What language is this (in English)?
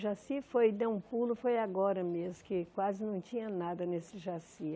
Portuguese